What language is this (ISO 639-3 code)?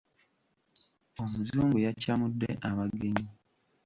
lug